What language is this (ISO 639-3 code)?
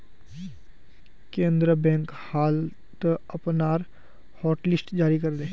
mag